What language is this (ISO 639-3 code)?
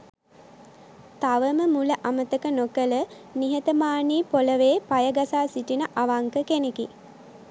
sin